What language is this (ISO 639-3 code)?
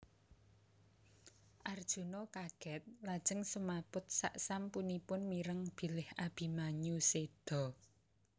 jav